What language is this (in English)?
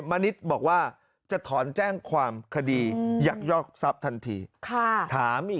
Thai